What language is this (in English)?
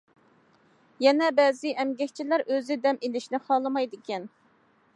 Uyghur